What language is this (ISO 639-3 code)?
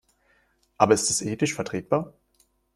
deu